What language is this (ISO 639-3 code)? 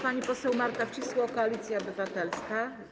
pol